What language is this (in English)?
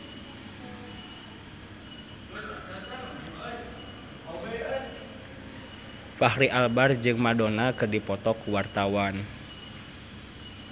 Sundanese